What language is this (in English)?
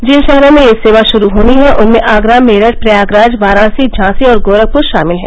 Hindi